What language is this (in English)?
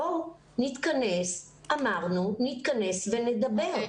Hebrew